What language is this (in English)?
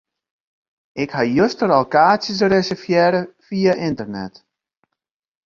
Western Frisian